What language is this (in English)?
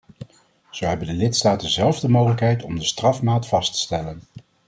Dutch